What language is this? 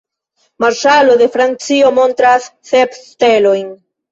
Esperanto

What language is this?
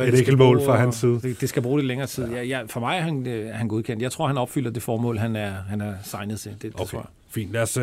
Danish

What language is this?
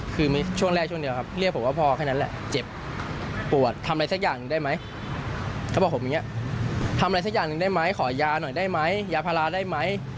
Thai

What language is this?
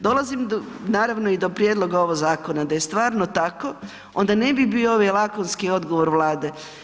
Croatian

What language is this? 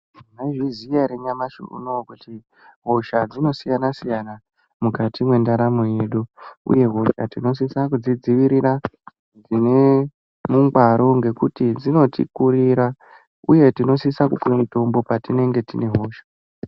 Ndau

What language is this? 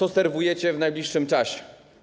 Polish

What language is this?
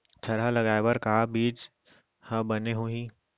Chhattisgarhi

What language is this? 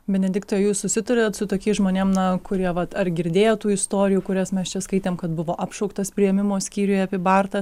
Lithuanian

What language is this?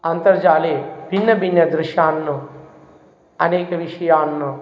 Sanskrit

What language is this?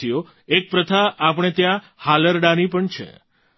Gujarati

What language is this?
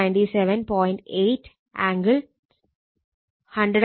Malayalam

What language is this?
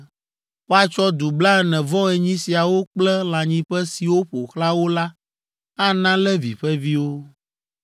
Ewe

